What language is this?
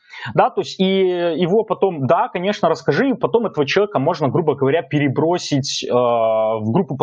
Russian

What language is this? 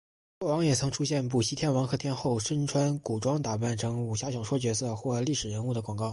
Chinese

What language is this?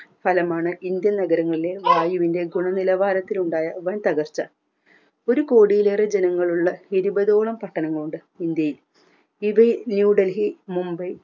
Malayalam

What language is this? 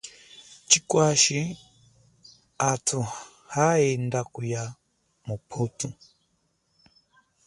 Chokwe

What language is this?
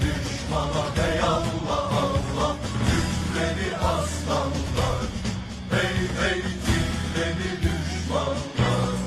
Pashto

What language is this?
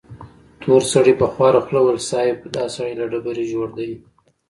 Pashto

